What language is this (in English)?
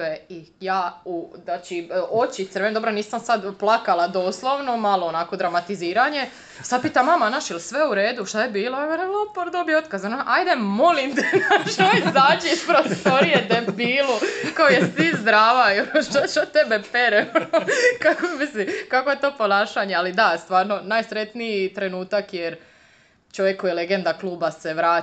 Croatian